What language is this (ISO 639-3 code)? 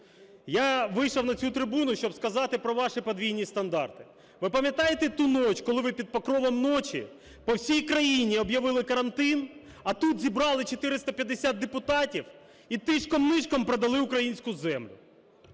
ukr